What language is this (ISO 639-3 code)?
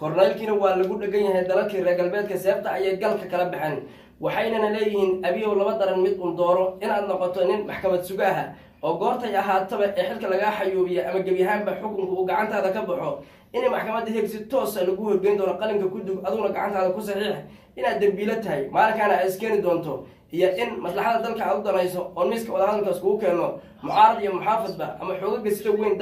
ara